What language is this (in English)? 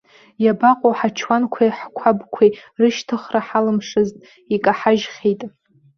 Abkhazian